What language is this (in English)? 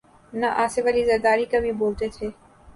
Urdu